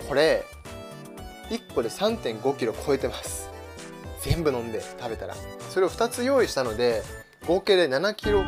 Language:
Japanese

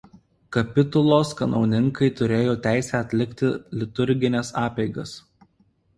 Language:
Lithuanian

